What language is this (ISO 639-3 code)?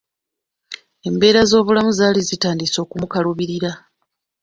lug